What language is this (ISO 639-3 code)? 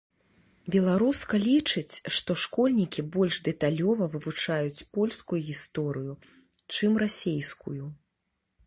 bel